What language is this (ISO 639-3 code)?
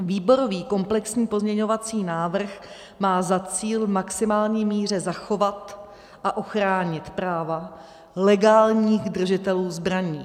ces